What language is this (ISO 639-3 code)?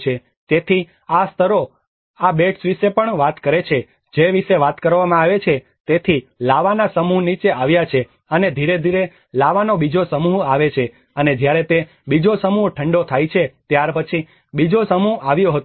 guj